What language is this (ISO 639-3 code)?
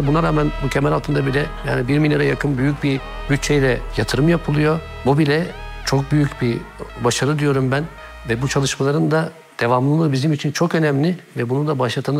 tur